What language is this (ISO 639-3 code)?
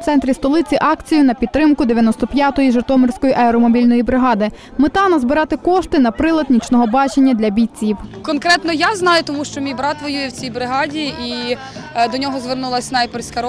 ukr